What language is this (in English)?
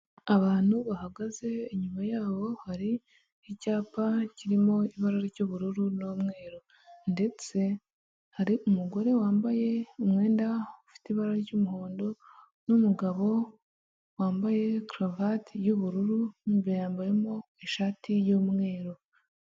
Kinyarwanda